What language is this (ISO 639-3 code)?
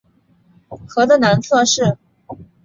zho